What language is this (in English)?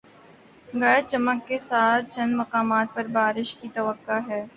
Urdu